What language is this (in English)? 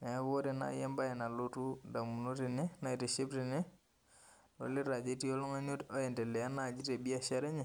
Masai